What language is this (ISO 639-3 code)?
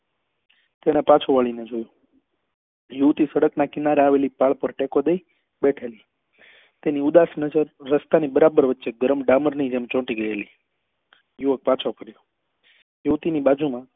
guj